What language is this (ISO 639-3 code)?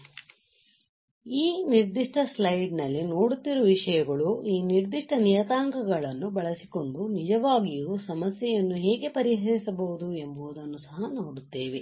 kan